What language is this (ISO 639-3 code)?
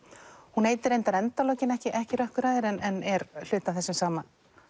isl